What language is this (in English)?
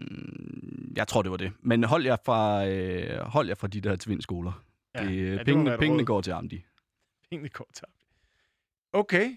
Danish